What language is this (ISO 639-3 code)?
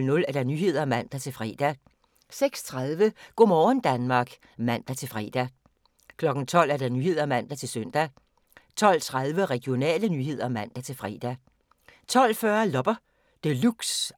dan